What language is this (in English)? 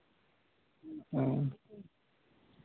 Santali